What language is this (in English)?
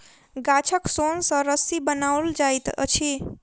Maithili